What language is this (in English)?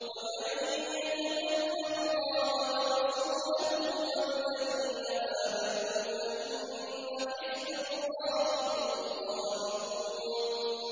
Arabic